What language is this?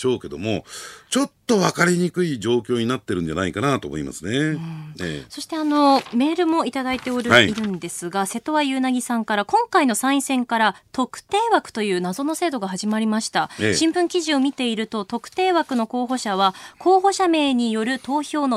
Japanese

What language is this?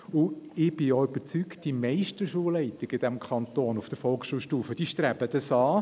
Swiss German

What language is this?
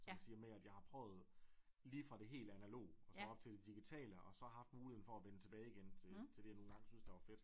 Danish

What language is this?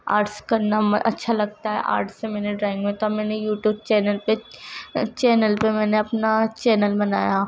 Urdu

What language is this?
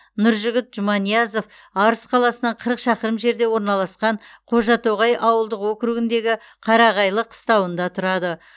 Kazakh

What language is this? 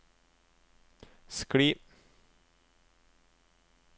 Norwegian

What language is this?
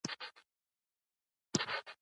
Pashto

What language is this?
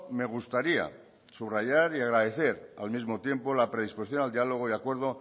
Spanish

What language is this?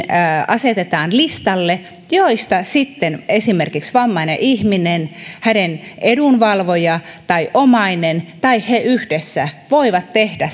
Finnish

